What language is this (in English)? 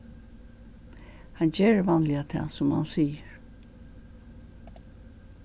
Faroese